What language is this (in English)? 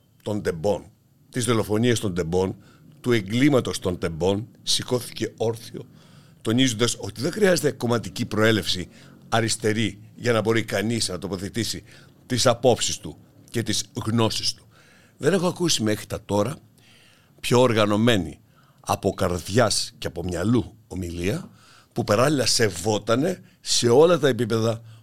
Greek